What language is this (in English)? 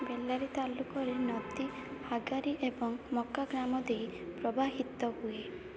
Odia